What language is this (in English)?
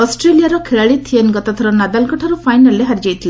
Odia